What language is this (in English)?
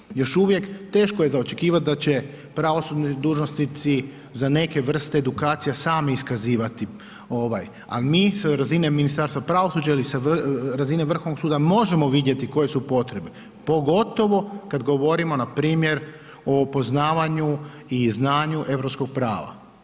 Croatian